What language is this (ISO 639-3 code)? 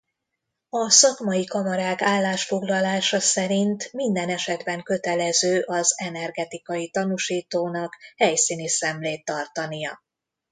hun